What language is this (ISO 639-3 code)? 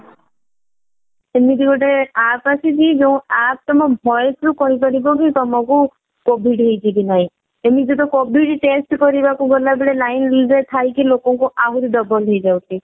ori